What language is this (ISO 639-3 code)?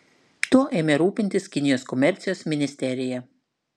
lit